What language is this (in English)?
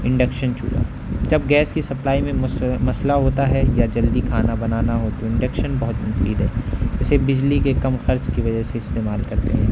Urdu